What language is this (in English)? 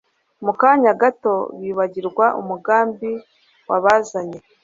Kinyarwanda